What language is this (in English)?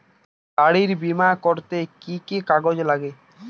Bangla